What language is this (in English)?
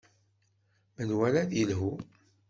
Kabyle